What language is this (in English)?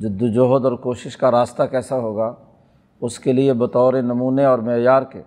Urdu